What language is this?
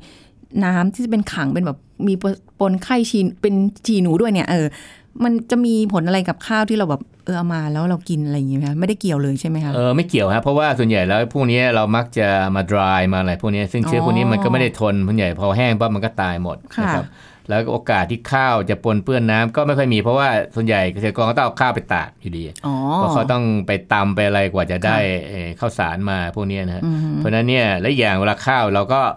Thai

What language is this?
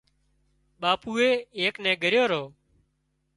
Wadiyara Koli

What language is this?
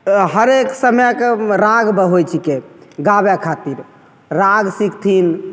Maithili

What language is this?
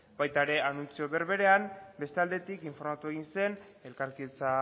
Basque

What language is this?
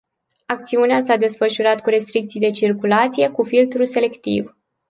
Romanian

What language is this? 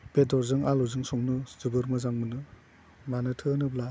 Bodo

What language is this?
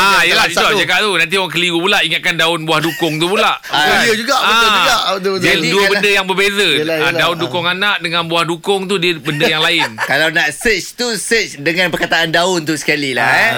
Malay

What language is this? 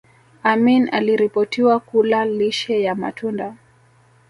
Swahili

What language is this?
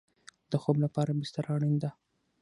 Pashto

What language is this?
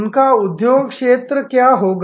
Hindi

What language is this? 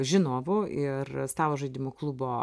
Lithuanian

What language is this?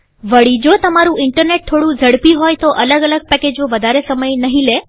Gujarati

